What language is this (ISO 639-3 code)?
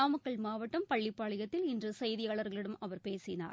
tam